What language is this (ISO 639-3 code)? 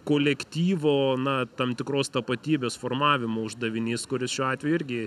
lit